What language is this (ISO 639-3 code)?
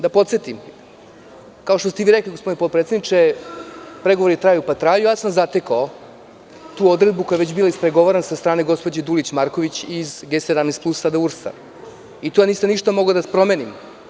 srp